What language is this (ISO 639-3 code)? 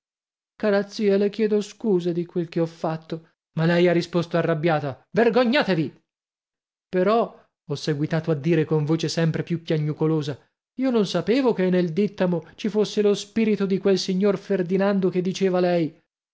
ita